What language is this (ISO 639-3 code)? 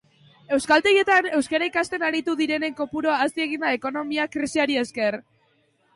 eus